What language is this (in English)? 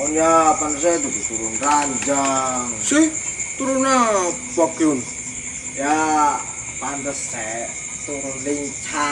Indonesian